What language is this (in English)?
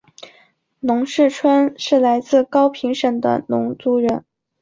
Chinese